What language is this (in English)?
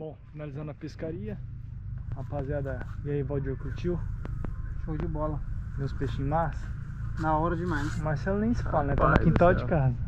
Portuguese